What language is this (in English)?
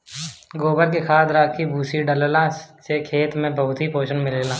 Bhojpuri